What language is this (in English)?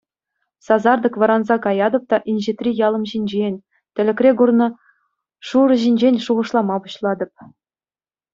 Chuvash